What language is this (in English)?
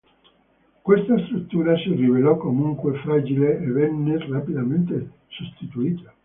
Italian